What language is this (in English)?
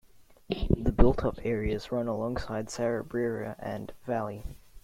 English